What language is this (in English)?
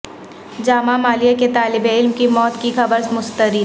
Urdu